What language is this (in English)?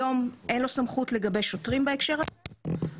Hebrew